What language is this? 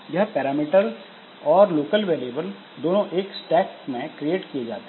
Hindi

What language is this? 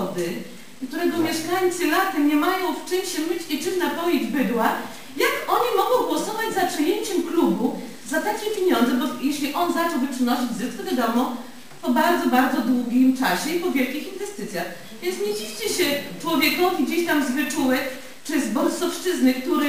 Polish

